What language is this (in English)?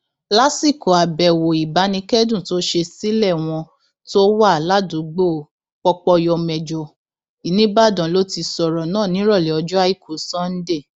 Yoruba